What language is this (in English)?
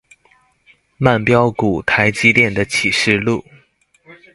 Chinese